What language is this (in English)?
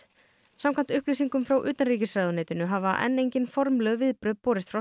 Icelandic